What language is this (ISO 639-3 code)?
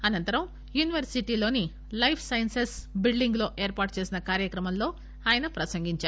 tel